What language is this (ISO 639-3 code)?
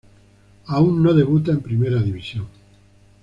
spa